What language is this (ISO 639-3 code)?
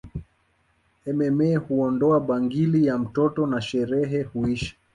swa